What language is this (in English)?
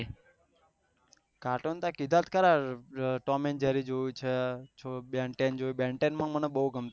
Gujarati